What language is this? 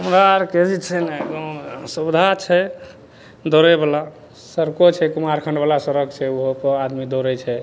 Maithili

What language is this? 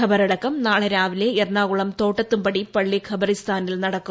Malayalam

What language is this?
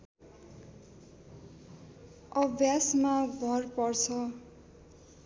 Nepali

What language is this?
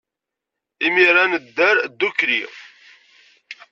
Kabyle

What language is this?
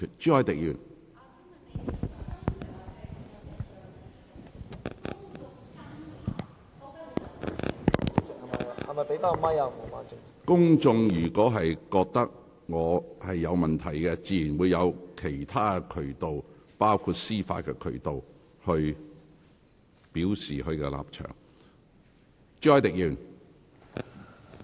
Cantonese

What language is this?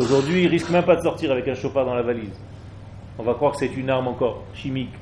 French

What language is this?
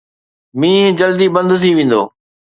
Sindhi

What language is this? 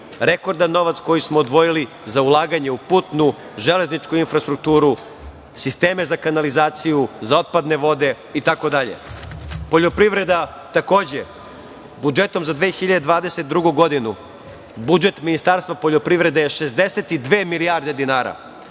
Serbian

